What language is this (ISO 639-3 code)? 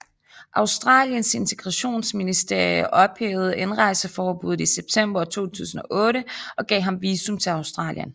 dan